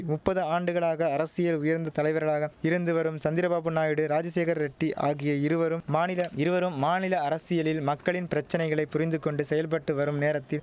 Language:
Tamil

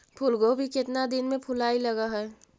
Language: Magahi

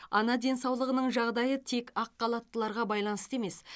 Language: Kazakh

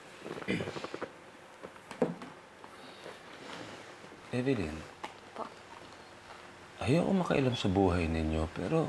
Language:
Filipino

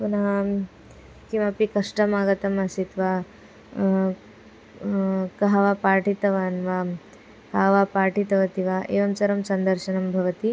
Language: Sanskrit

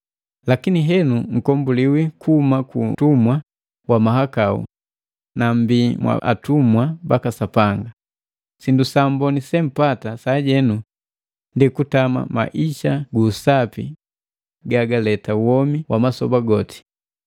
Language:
Matengo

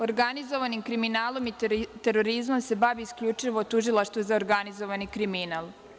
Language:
Serbian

